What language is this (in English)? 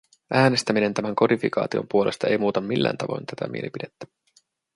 Finnish